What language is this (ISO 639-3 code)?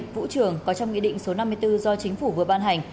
vie